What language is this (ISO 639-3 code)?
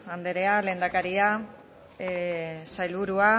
eus